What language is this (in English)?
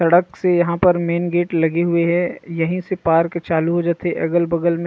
Chhattisgarhi